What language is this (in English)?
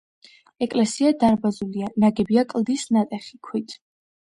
Georgian